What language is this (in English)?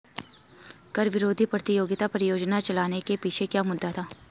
Hindi